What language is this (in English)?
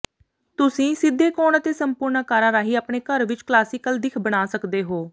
Punjabi